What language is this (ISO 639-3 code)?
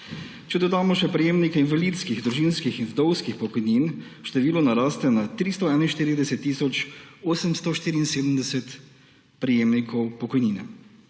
slv